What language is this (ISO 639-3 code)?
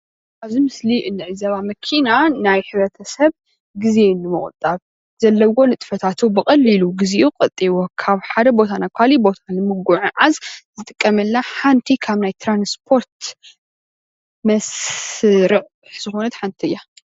tir